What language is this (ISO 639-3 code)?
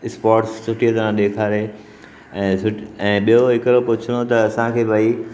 snd